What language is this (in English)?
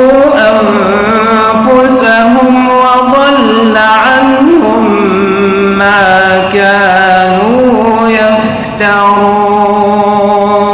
Arabic